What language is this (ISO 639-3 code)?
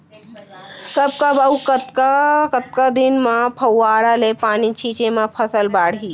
hne